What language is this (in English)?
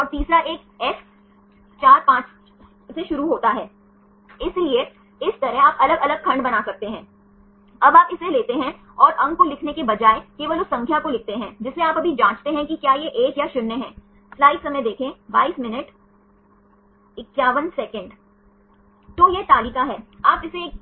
Hindi